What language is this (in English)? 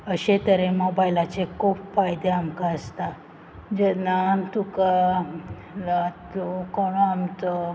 Konkani